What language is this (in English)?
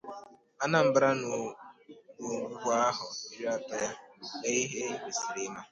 Igbo